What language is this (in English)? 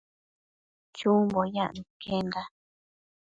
Matsés